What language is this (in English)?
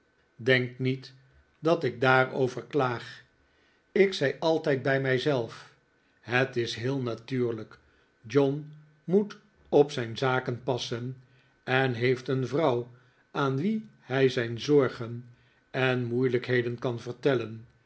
Dutch